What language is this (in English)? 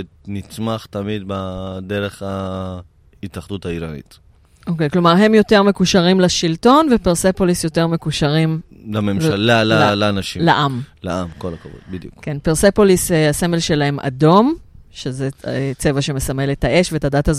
Hebrew